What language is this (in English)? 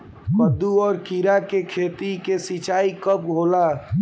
Bhojpuri